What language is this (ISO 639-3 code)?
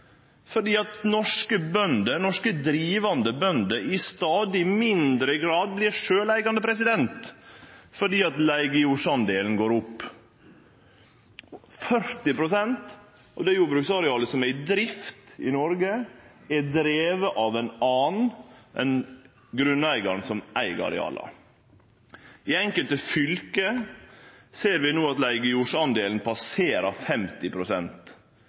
nno